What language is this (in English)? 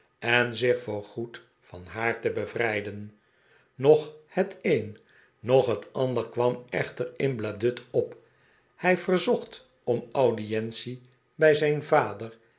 Dutch